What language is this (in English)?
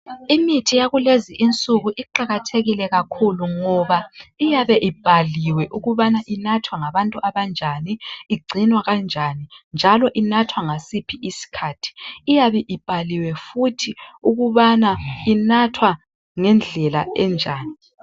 North Ndebele